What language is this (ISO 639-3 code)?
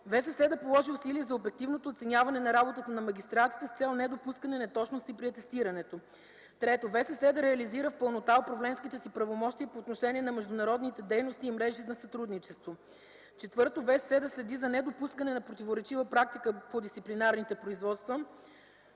bul